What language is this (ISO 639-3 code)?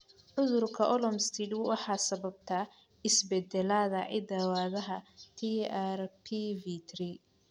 som